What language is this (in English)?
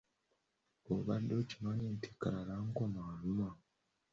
Ganda